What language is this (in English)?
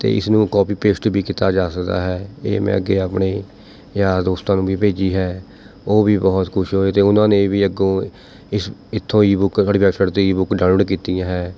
Punjabi